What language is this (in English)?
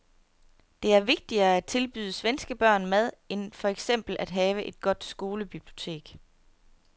Danish